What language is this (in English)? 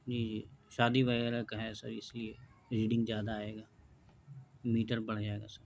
Urdu